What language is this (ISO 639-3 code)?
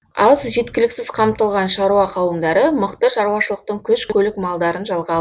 kaz